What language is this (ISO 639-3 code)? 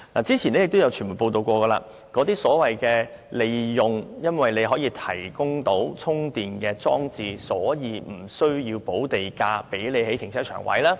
yue